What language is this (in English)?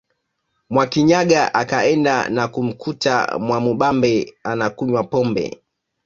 Swahili